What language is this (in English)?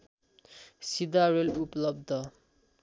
Nepali